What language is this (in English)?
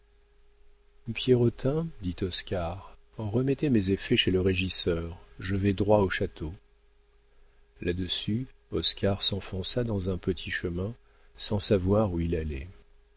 French